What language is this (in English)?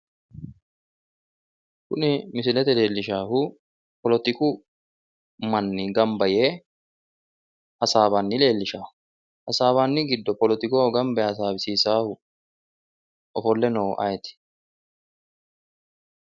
Sidamo